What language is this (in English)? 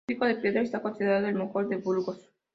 Spanish